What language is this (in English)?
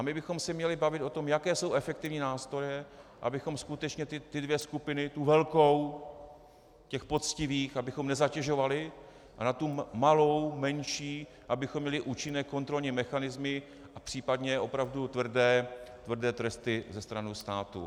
Czech